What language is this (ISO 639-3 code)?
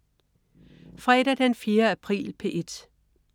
dan